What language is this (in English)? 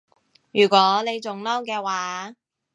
Cantonese